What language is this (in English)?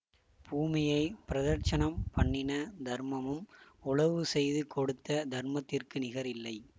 Tamil